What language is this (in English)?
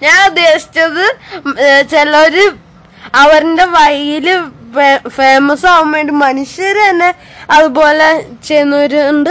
Malayalam